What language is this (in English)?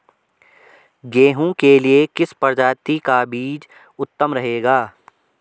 Hindi